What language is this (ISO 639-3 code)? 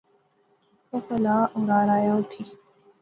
phr